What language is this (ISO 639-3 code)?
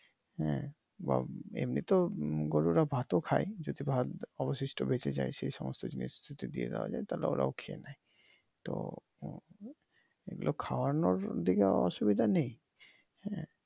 ben